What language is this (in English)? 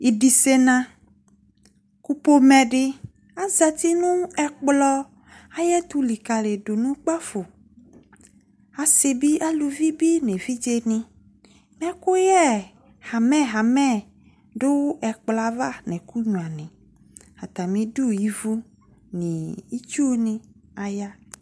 Ikposo